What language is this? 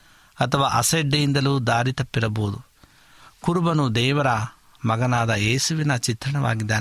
Kannada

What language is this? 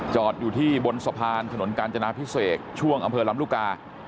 Thai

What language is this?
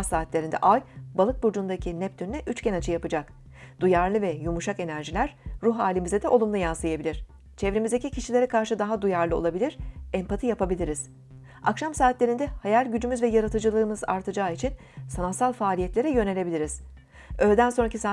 Turkish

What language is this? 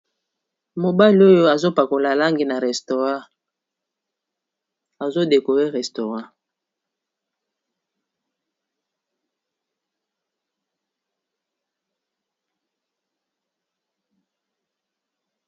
Lingala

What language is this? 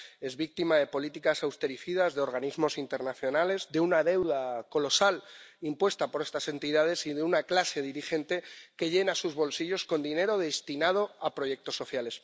Spanish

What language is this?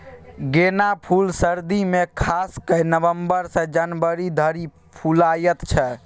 Maithili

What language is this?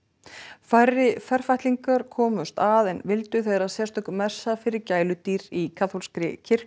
Icelandic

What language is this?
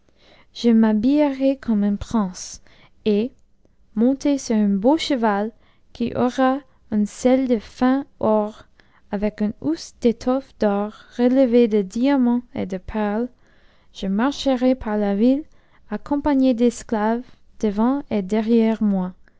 French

